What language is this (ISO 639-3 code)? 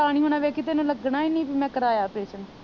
pan